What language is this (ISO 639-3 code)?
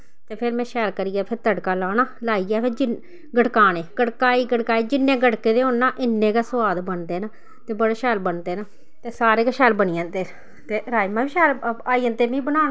doi